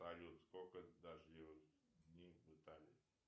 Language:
Russian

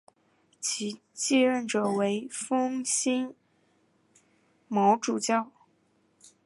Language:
Chinese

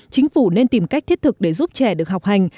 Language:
Vietnamese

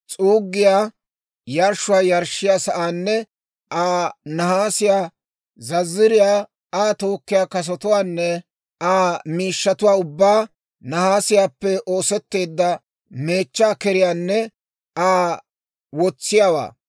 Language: Dawro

